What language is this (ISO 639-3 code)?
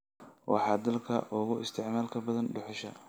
som